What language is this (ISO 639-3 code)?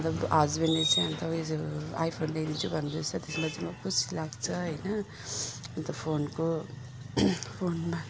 nep